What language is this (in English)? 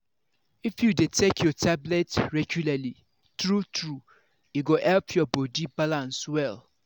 Nigerian Pidgin